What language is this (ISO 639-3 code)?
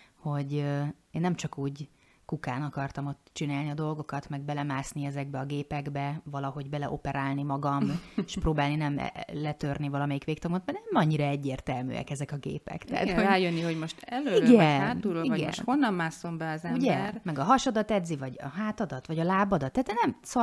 hun